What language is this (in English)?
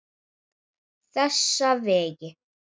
Icelandic